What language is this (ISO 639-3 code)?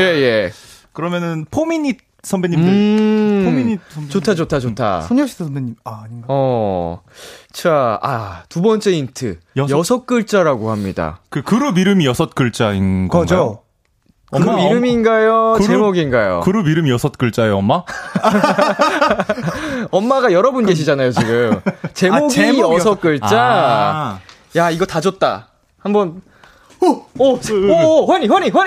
kor